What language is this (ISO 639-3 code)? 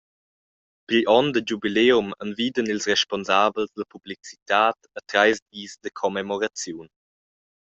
roh